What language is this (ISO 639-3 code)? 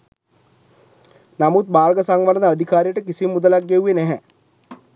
sin